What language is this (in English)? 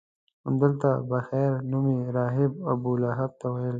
Pashto